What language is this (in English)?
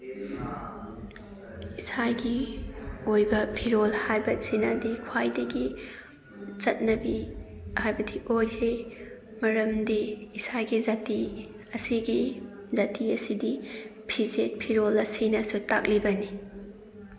Manipuri